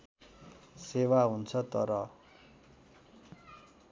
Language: Nepali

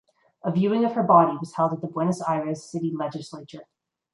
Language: English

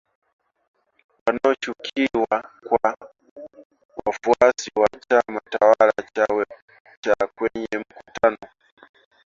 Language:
Swahili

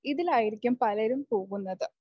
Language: Malayalam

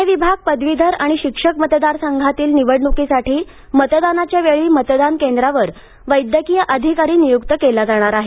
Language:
Marathi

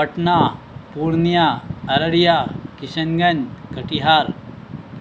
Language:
Urdu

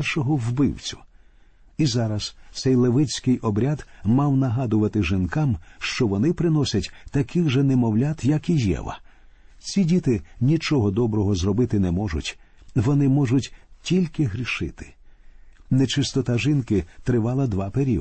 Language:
Ukrainian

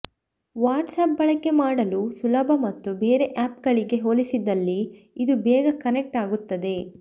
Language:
Kannada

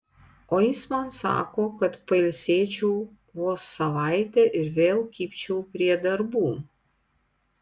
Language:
Lithuanian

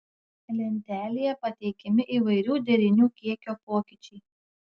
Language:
Lithuanian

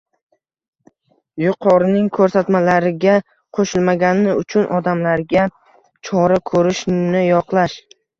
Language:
Uzbek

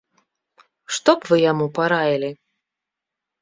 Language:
Belarusian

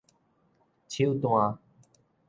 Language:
Min Nan Chinese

